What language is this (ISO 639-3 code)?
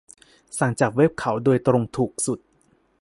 tha